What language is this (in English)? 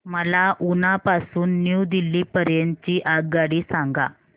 Marathi